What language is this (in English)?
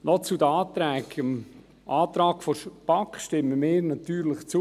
Swiss German